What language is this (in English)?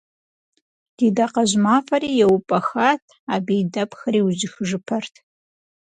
Kabardian